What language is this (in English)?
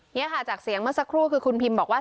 Thai